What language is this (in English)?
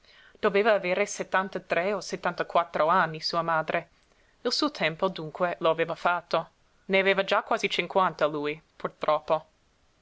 Italian